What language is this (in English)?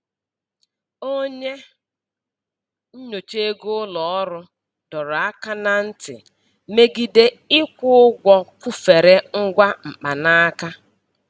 Igbo